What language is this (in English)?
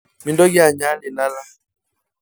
Masai